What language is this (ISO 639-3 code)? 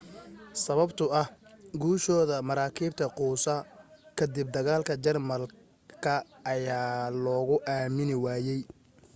som